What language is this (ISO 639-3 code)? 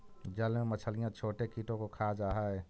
mag